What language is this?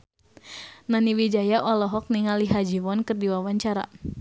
Sundanese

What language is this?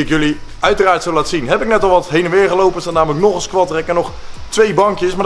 Dutch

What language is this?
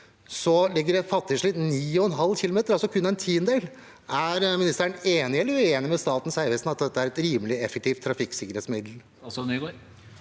Norwegian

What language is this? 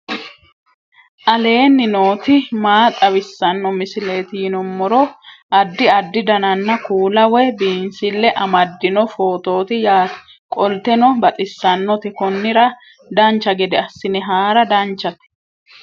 Sidamo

